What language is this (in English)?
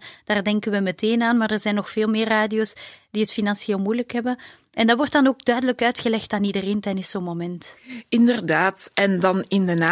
Dutch